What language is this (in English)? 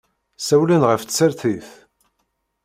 Kabyle